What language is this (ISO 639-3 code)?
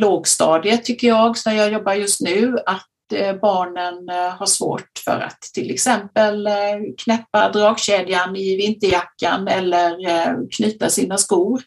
swe